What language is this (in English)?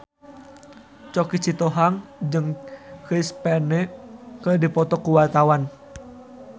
Sundanese